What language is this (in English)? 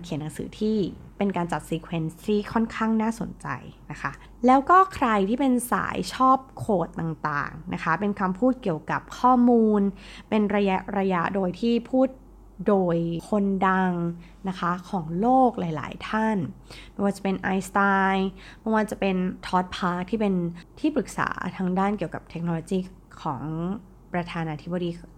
Thai